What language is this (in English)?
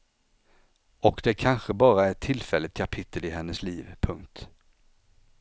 Swedish